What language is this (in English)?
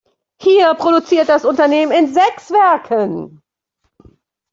German